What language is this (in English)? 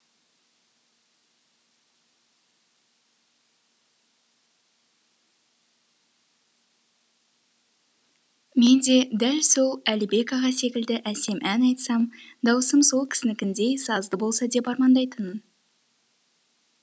Kazakh